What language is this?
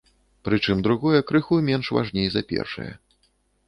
Belarusian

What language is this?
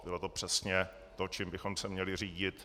Czech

